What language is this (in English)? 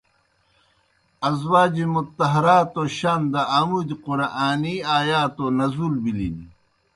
Kohistani Shina